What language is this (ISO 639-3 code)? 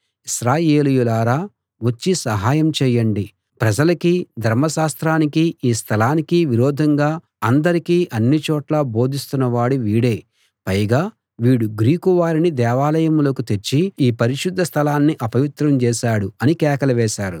tel